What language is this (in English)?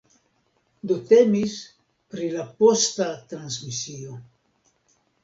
Esperanto